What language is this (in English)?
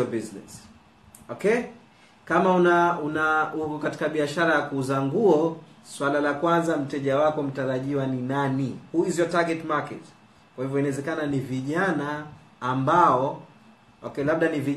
Swahili